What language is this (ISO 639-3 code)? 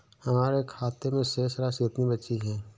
hin